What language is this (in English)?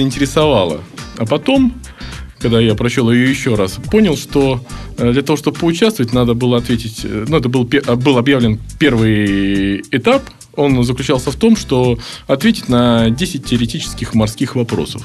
Russian